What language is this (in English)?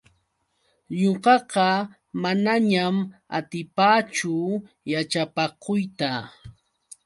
Yauyos Quechua